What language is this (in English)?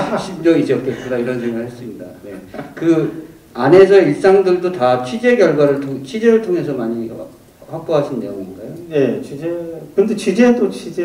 Korean